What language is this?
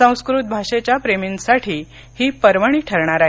Marathi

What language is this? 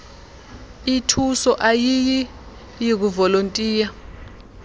Xhosa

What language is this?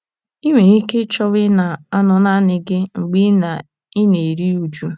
Igbo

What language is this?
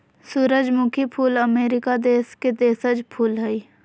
Magahi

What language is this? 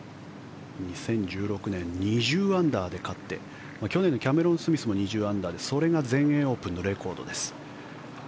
Japanese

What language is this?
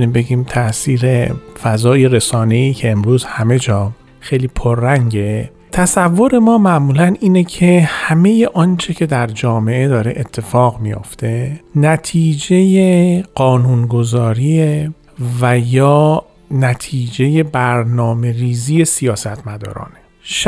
Persian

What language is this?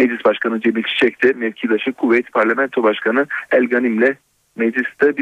Turkish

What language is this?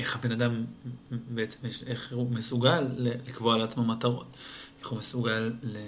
Hebrew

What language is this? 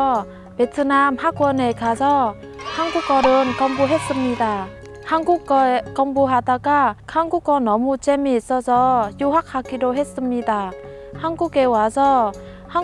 Korean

